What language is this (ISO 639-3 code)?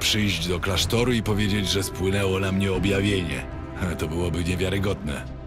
pol